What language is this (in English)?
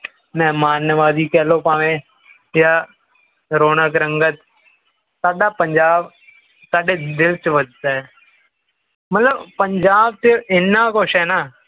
Punjabi